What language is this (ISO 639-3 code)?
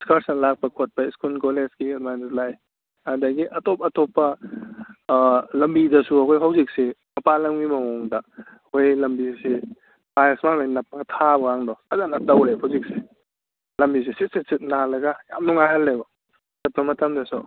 mni